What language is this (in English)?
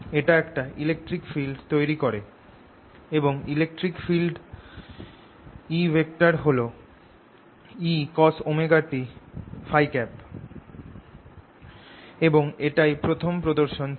Bangla